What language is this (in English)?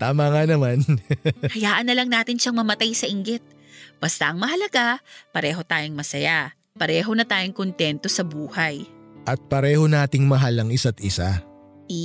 Filipino